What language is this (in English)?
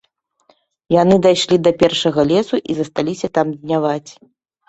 Belarusian